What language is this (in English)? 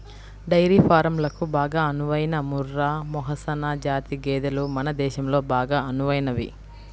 Telugu